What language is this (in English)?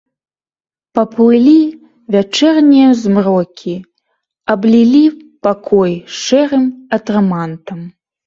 Belarusian